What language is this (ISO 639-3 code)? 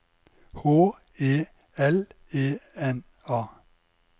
nor